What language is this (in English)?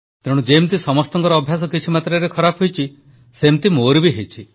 Odia